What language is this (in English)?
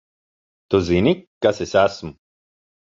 Latvian